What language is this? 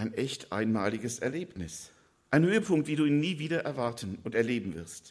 German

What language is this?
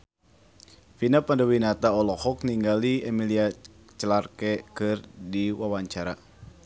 Sundanese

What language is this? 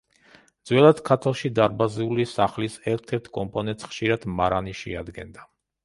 Georgian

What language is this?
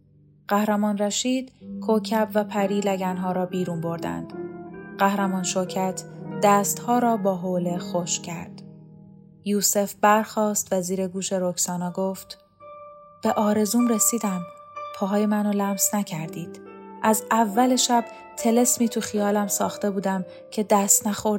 Persian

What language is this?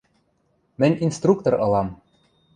Western Mari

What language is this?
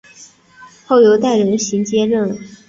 Chinese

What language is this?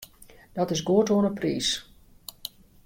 Western Frisian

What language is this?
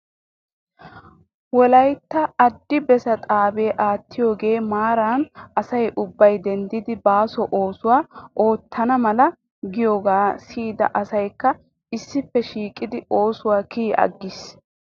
Wolaytta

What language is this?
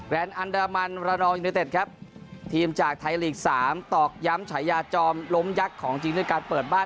Thai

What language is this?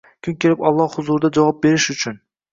Uzbek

